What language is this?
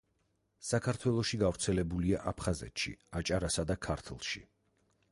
Georgian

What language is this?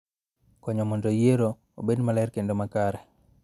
Luo (Kenya and Tanzania)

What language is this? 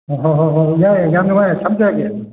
Manipuri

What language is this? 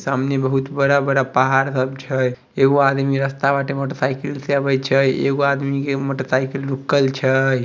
Magahi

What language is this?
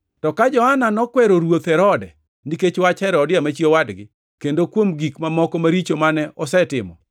Luo (Kenya and Tanzania)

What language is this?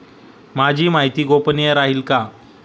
Marathi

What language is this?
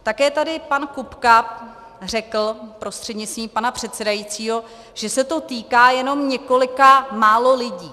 Czech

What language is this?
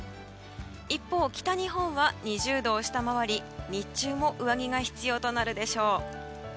Japanese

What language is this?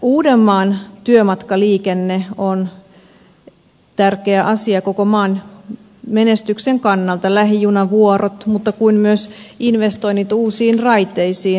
Finnish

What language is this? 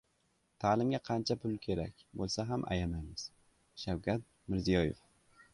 Uzbek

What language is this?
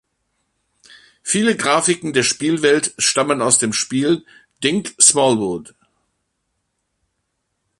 German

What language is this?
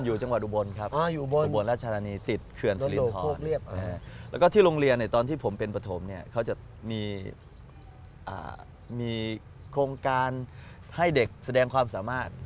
Thai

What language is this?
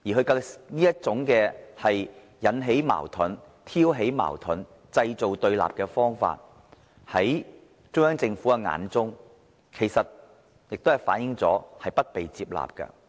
Cantonese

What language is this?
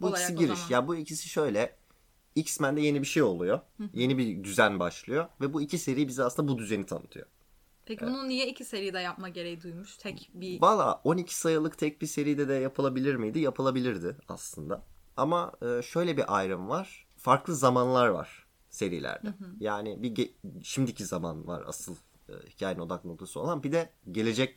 Turkish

